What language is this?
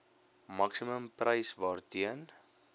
Afrikaans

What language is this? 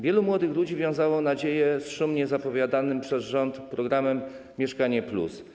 Polish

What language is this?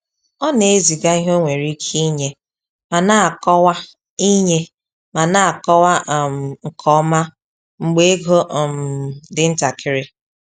Igbo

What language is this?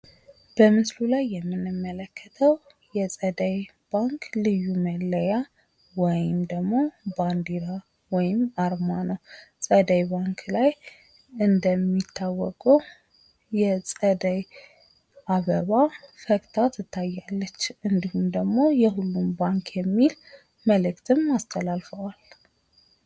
Amharic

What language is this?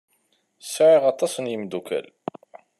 Kabyle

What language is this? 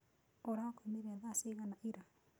Kikuyu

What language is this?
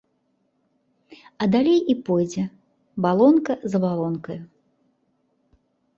Belarusian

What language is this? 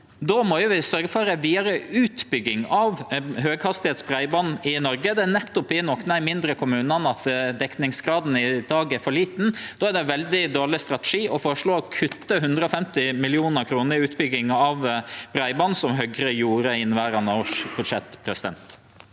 Norwegian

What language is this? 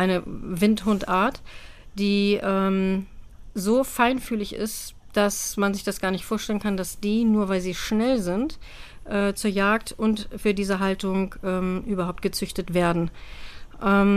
German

